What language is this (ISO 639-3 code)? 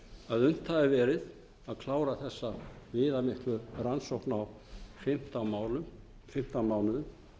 isl